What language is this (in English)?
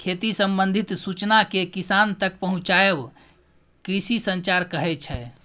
Maithili